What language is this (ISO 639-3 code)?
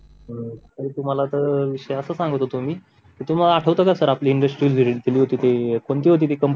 mar